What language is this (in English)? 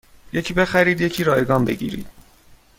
Persian